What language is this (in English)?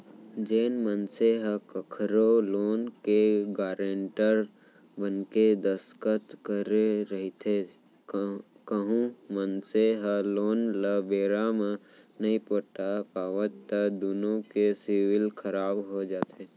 Chhattisgarhi